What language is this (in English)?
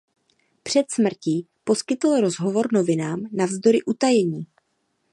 Czech